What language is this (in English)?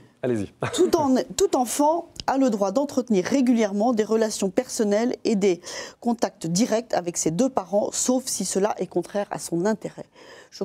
French